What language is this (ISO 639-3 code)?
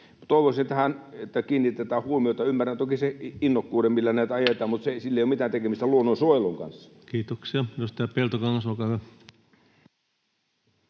fin